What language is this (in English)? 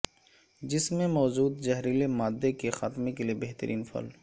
Urdu